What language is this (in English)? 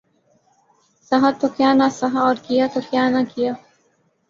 Urdu